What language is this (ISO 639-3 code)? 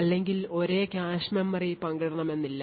mal